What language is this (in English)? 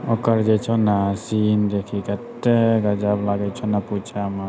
Maithili